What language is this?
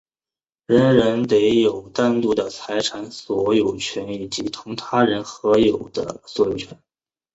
Chinese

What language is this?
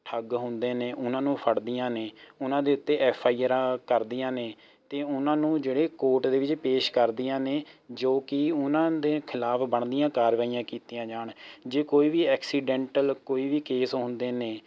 Punjabi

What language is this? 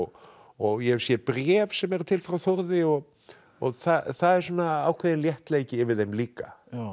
Icelandic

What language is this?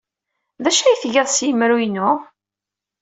Kabyle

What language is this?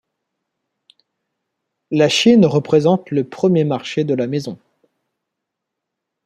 French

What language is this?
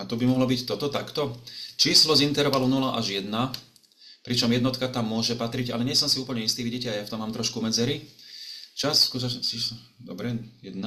Slovak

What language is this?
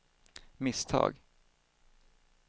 Swedish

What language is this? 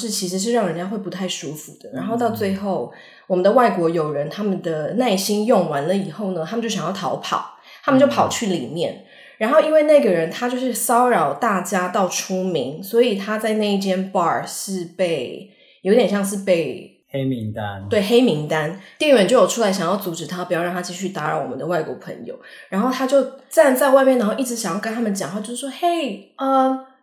Chinese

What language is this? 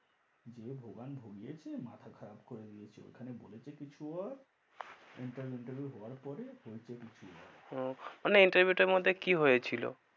Bangla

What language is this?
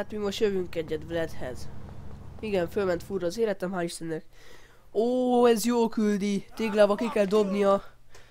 Hungarian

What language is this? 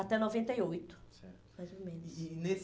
Portuguese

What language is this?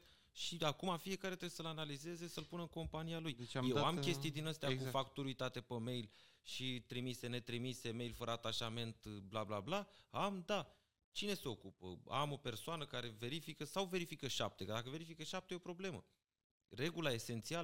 Romanian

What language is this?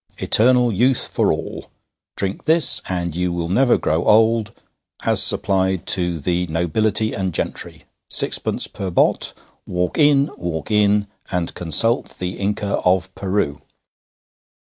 English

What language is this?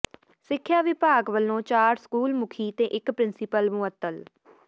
Punjabi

